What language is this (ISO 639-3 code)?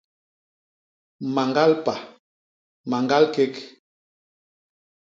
bas